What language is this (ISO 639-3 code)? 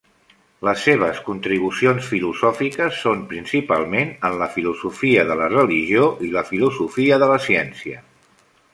cat